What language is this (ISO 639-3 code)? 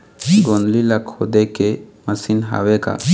hne